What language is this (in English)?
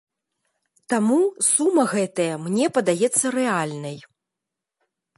Belarusian